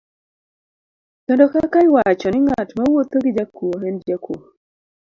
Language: Luo (Kenya and Tanzania)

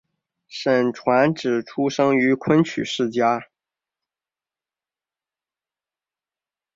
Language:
Chinese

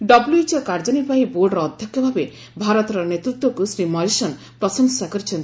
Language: Odia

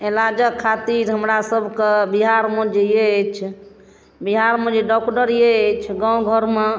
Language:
Maithili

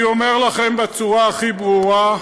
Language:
Hebrew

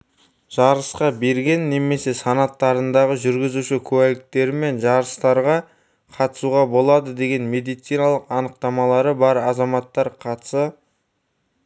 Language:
Kazakh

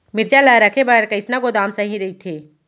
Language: Chhattisgarhi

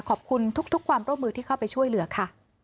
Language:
Thai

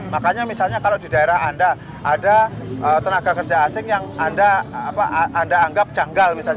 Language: Indonesian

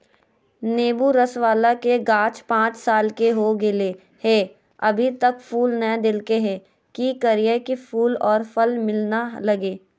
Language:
Magahi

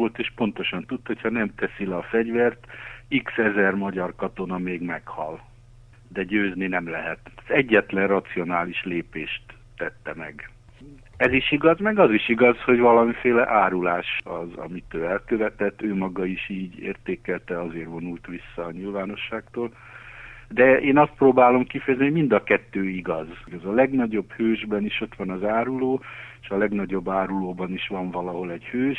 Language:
Hungarian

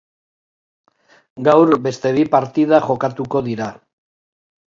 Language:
Basque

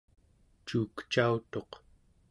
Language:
Central Yupik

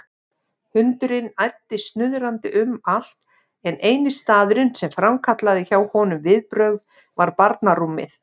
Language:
Icelandic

